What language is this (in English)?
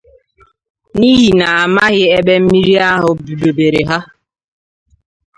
Igbo